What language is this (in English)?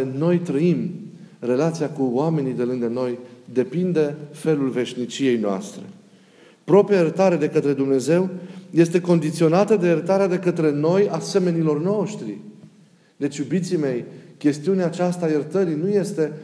Romanian